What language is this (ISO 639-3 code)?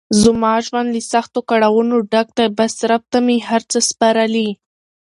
pus